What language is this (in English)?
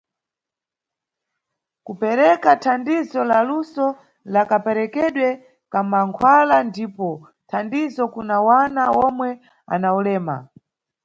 Nyungwe